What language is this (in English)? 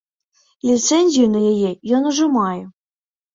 Belarusian